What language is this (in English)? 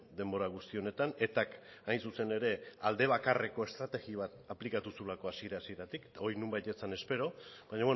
Basque